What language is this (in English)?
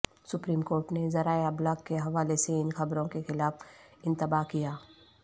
Urdu